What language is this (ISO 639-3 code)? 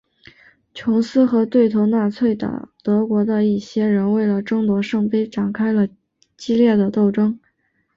zho